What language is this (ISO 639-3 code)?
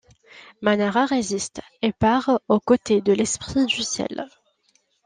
fra